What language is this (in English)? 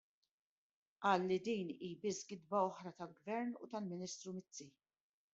Maltese